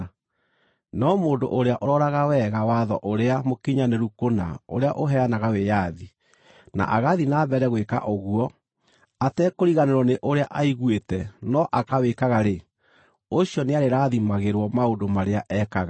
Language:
Kikuyu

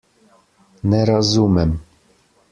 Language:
Slovenian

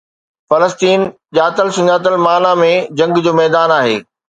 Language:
Sindhi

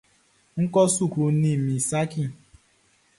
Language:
Baoulé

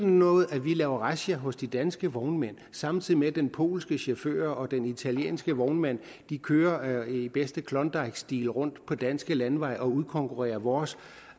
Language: Danish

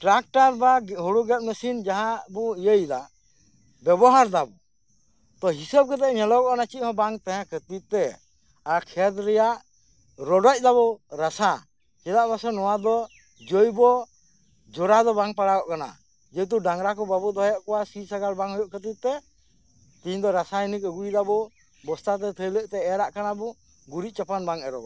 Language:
Santali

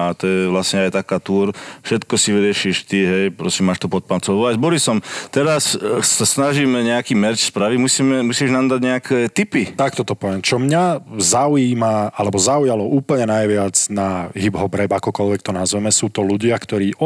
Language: Slovak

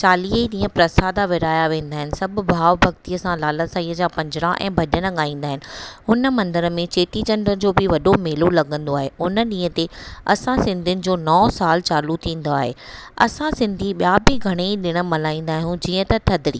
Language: Sindhi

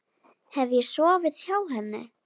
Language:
Icelandic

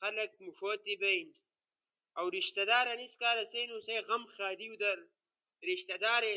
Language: Ushojo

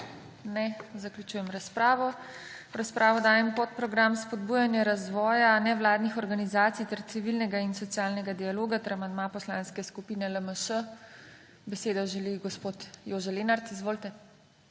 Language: Slovenian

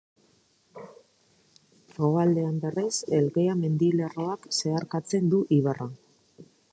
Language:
Basque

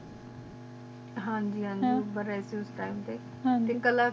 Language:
Punjabi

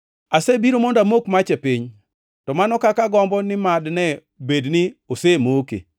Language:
Luo (Kenya and Tanzania)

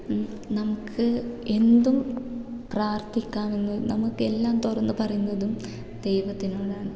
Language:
Malayalam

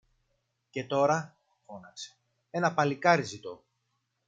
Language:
Greek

